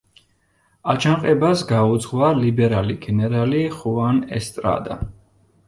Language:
Georgian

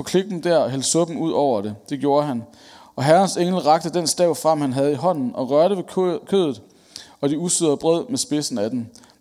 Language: Danish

